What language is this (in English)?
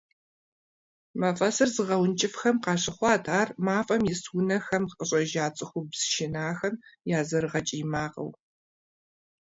Kabardian